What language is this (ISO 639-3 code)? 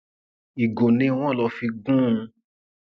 yor